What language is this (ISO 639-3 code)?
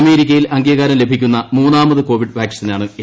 mal